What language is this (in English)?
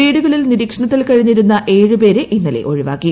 Malayalam